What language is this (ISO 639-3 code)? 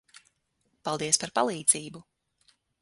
lav